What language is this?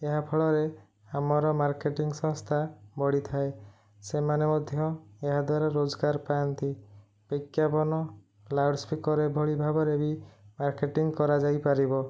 Odia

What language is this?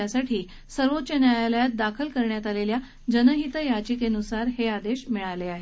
Marathi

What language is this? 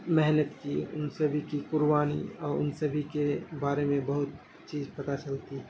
Urdu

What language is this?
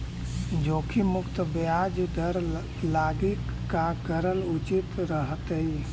Magahi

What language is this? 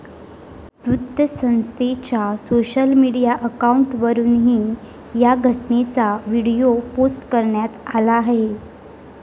Marathi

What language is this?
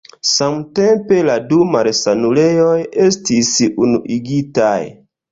Esperanto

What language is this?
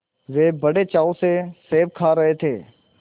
Hindi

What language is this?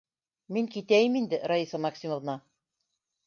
Bashkir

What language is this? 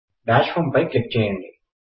Telugu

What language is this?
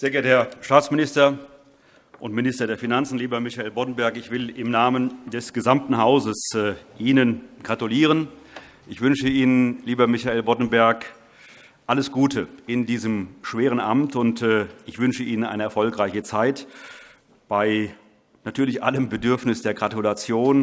German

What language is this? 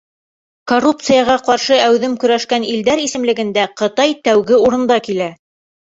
Bashkir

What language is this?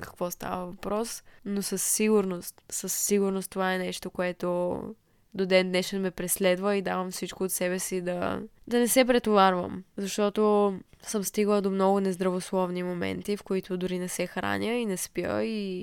Bulgarian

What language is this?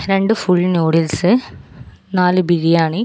Malayalam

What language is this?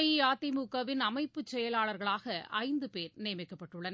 Tamil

